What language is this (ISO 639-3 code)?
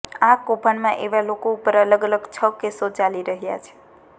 guj